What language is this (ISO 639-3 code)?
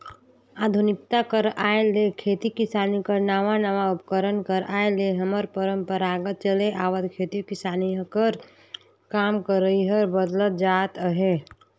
hne